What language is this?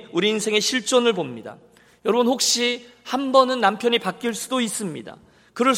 Korean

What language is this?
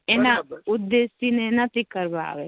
Gujarati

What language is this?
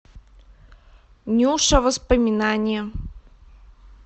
Russian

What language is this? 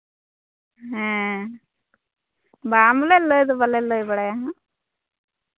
Santali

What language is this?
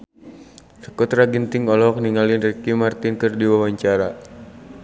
Sundanese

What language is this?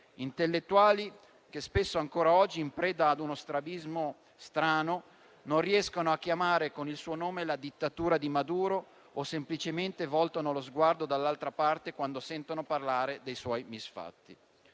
Italian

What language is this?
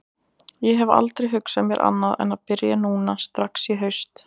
Icelandic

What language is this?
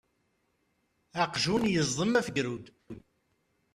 Kabyle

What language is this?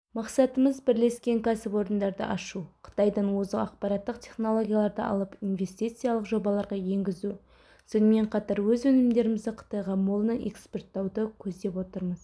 Kazakh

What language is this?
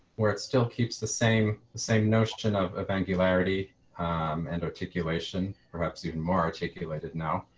English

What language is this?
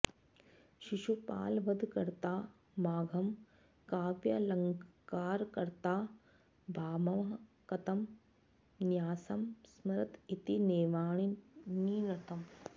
Sanskrit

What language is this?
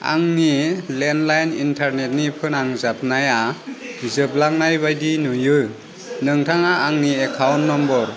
Bodo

